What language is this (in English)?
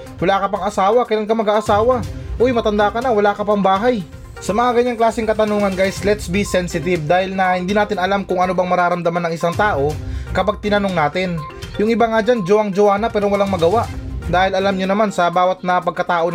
Filipino